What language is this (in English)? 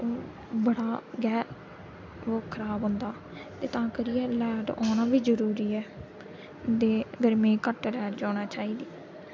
Dogri